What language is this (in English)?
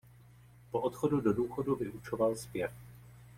Czech